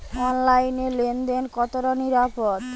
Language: Bangla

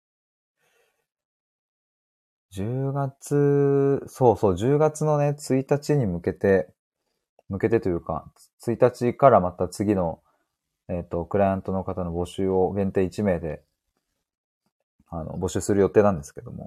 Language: Japanese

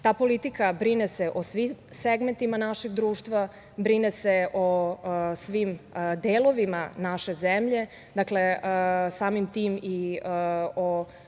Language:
Serbian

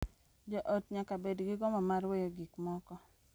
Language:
Luo (Kenya and Tanzania)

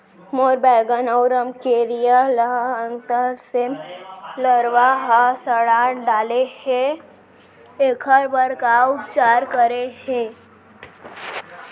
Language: Chhattisgarhi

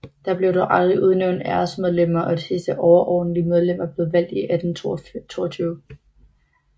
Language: Danish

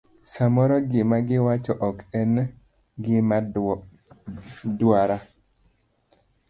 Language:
Luo (Kenya and Tanzania)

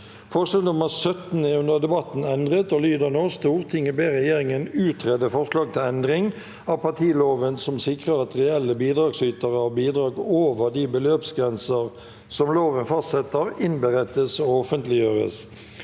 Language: Norwegian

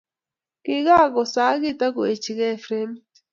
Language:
Kalenjin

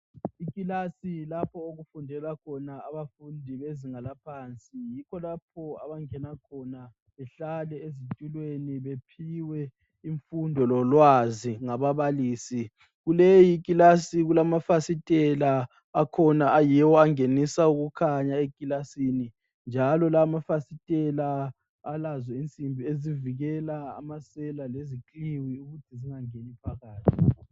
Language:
North Ndebele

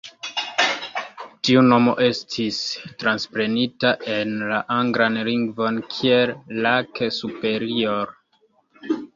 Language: Esperanto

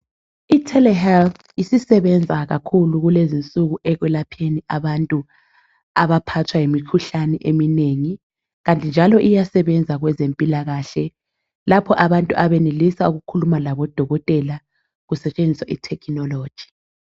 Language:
North Ndebele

